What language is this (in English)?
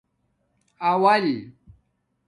Domaaki